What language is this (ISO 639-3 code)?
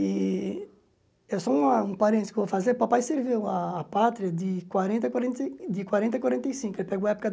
por